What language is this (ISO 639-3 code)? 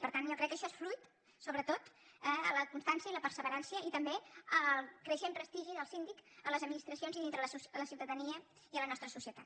cat